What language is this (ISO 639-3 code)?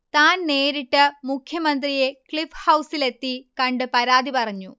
mal